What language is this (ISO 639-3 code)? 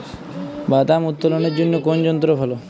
ben